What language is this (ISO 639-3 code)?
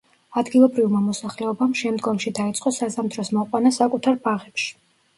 kat